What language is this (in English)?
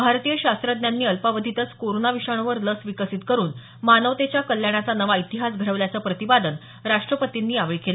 Marathi